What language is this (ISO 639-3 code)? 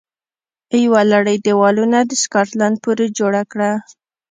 pus